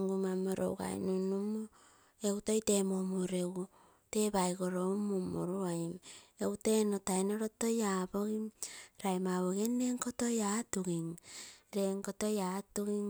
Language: Terei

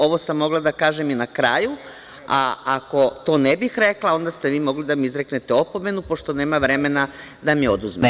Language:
Serbian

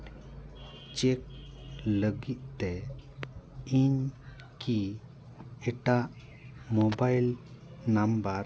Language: Santali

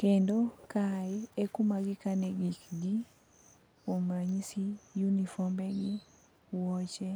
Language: Luo (Kenya and Tanzania)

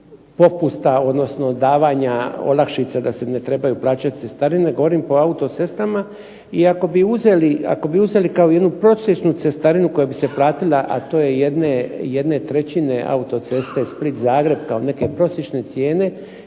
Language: Croatian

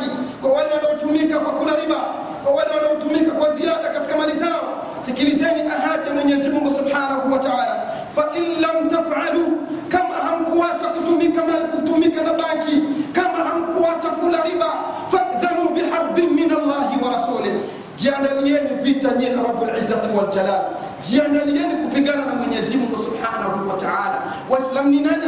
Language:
Swahili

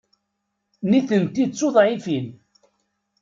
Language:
Kabyle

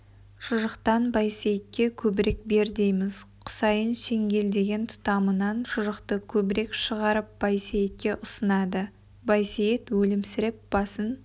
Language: Kazakh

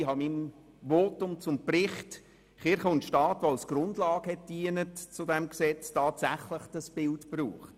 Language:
Swiss German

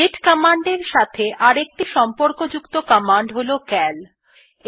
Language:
Bangla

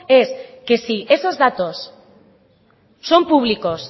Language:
Spanish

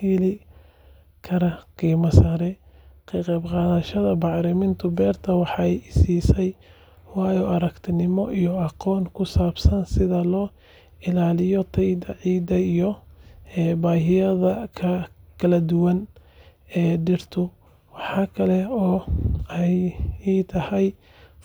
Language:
Somali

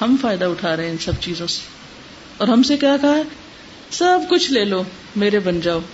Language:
Urdu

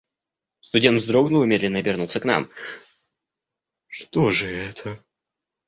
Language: Russian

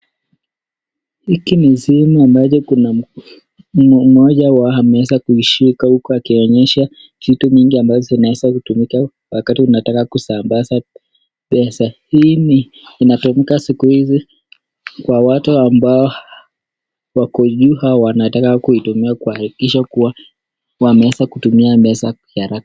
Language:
Swahili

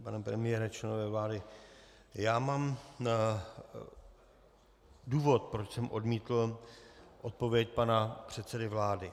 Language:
Czech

